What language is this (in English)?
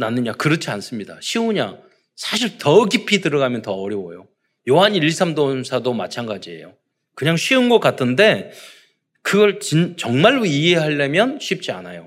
Korean